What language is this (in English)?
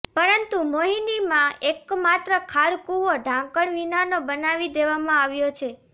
Gujarati